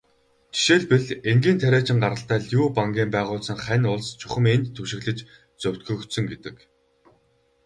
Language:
Mongolian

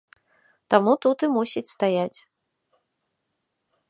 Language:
Belarusian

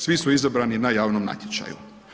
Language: Croatian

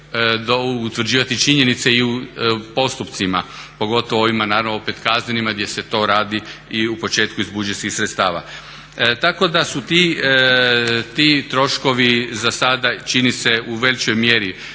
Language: Croatian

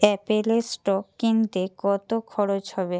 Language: Bangla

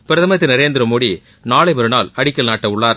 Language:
Tamil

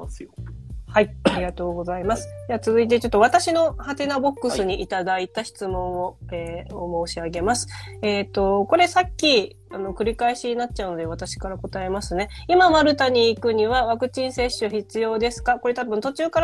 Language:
Japanese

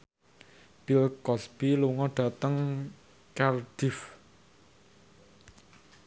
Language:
Javanese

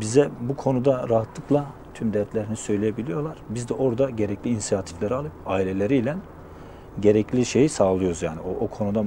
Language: Turkish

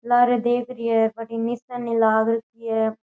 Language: Rajasthani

